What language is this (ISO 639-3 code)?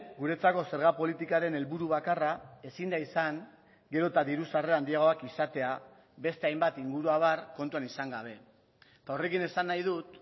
eus